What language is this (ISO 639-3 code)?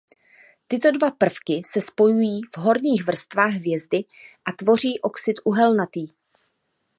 ces